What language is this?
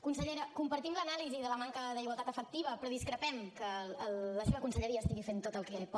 Catalan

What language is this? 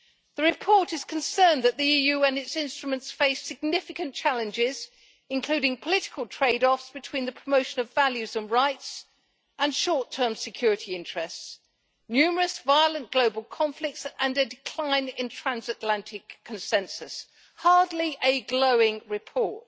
English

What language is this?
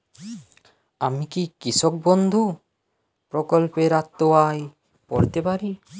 Bangla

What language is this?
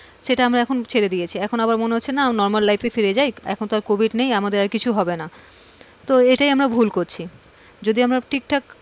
Bangla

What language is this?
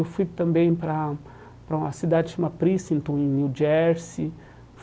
Portuguese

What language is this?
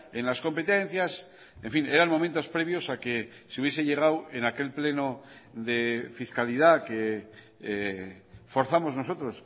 Spanish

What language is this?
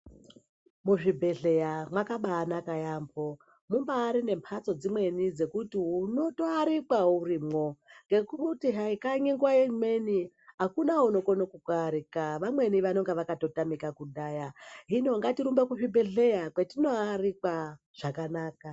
Ndau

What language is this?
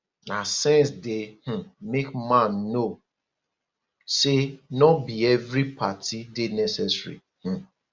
Nigerian Pidgin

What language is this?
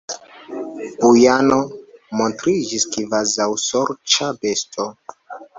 Esperanto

